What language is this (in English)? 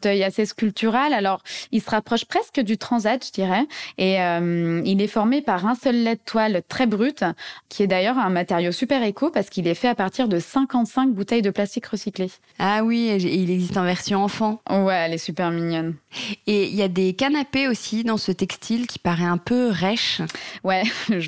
French